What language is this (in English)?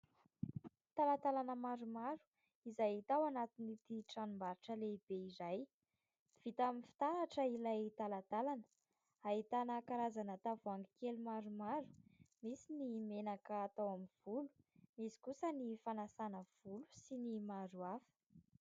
Malagasy